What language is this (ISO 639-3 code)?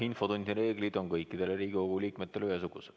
est